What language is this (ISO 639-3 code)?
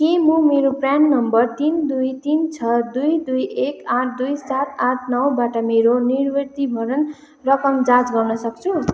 nep